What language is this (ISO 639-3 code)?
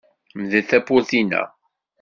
kab